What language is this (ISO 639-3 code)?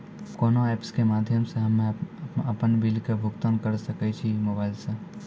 mai